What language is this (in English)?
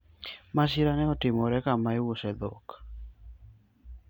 Luo (Kenya and Tanzania)